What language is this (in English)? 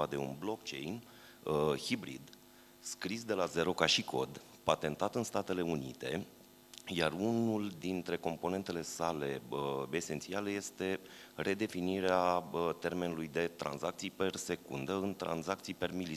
Romanian